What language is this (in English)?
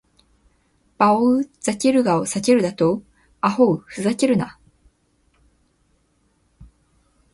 Japanese